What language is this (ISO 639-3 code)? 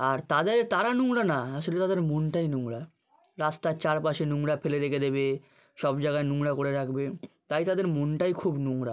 ben